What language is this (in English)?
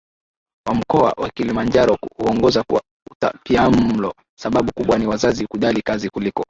Swahili